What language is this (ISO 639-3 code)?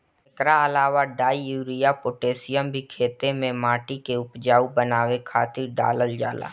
bho